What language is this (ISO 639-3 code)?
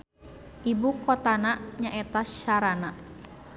sun